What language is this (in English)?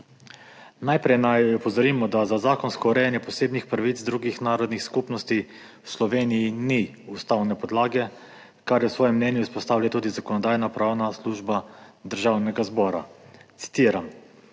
Slovenian